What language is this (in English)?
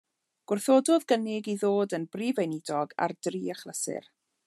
Welsh